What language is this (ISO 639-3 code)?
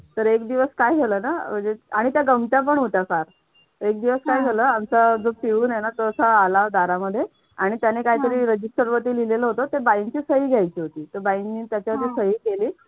mar